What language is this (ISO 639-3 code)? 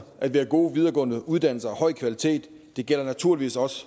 dan